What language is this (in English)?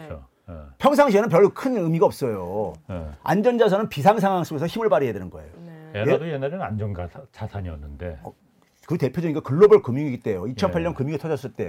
Korean